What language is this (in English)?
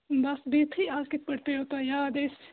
Kashmiri